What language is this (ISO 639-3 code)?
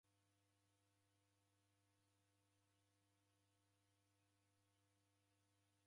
dav